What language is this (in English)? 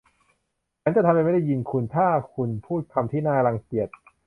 Thai